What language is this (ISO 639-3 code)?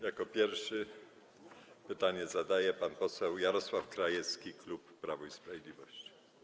pol